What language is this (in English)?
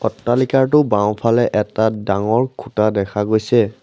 Assamese